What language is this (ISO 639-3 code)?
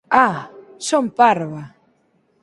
glg